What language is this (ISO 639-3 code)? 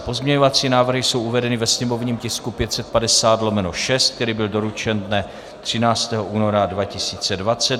ces